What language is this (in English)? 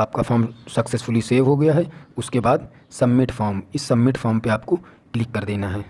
Hindi